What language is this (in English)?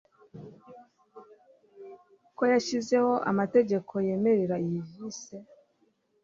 Kinyarwanda